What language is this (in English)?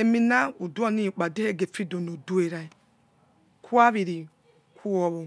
Yekhee